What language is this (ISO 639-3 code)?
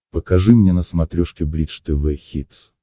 rus